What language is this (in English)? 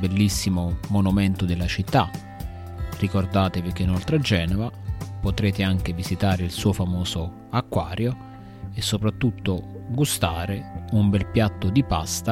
Italian